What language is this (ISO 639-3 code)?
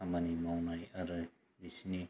brx